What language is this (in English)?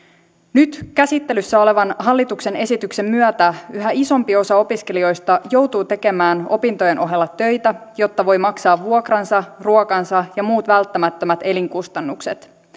Finnish